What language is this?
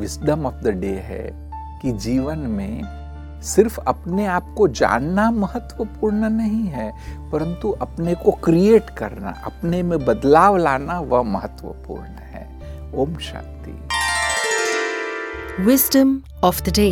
Hindi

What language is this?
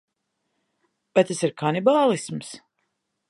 Latvian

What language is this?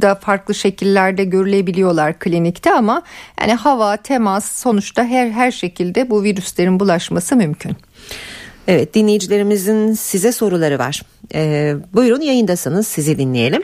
Turkish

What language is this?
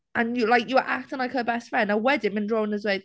Welsh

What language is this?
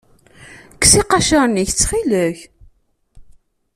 Kabyle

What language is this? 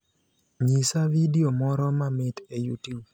Luo (Kenya and Tanzania)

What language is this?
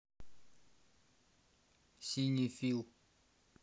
Russian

